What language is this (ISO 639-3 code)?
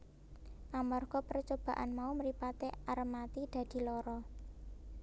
jav